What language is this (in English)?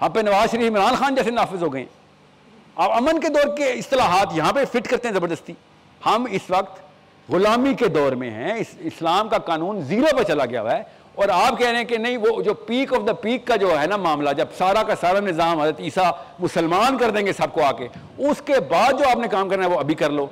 Urdu